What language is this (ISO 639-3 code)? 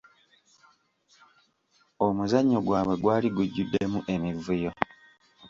lug